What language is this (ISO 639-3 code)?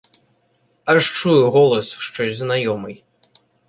ukr